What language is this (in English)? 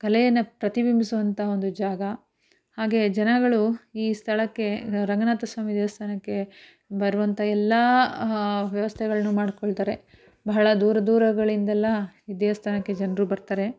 Kannada